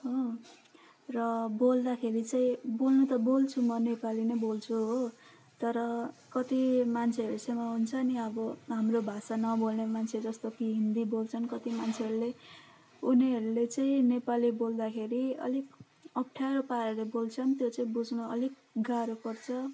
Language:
Nepali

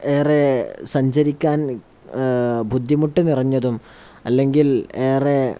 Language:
Malayalam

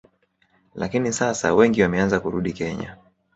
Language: Swahili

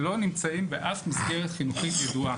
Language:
Hebrew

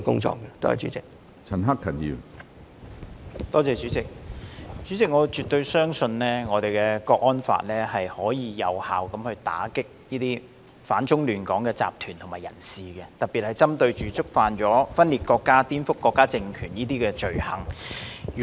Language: Cantonese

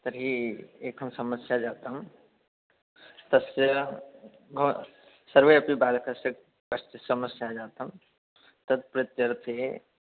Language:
Sanskrit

